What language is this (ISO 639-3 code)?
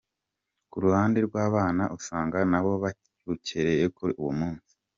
kin